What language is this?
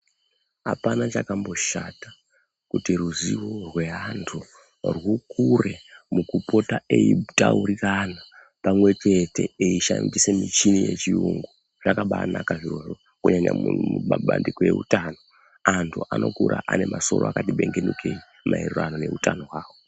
Ndau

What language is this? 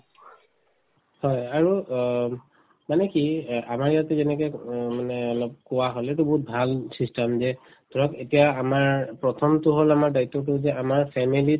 Assamese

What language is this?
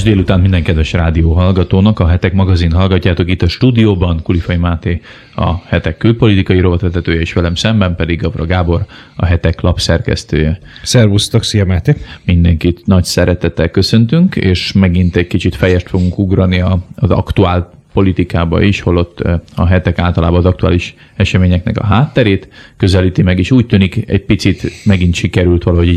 Hungarian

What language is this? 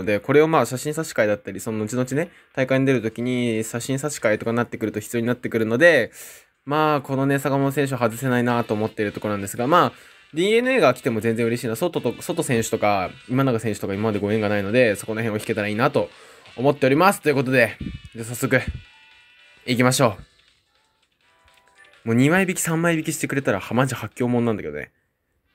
Japanese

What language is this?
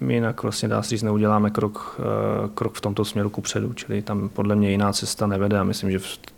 Czech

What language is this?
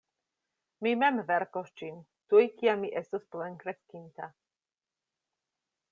Esperanto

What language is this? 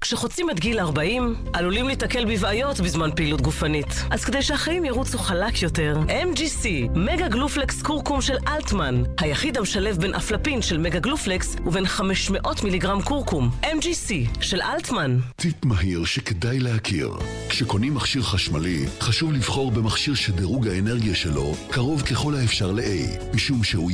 Hebrew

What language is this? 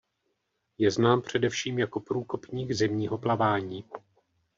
Czech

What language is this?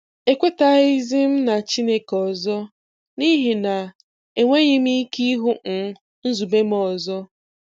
Igbo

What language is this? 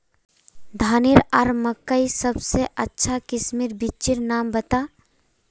Magahi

